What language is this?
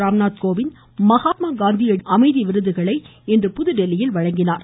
Tamil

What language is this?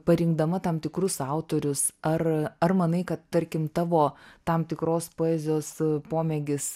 Lithuanian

